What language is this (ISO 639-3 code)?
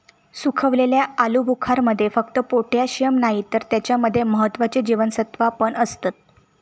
mar